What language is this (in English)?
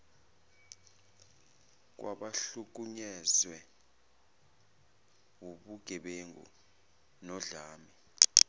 Zulu